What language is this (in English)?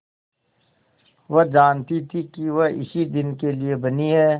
Hindi